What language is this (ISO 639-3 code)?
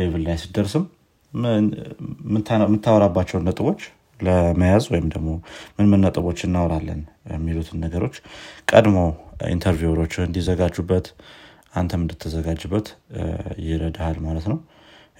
amh